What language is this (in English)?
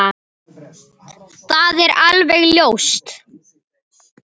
Icelandic